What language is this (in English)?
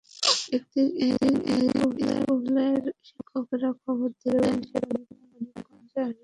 Bangla